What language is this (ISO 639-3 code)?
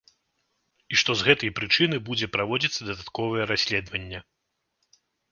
bel